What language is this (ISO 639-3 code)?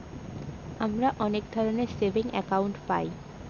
ben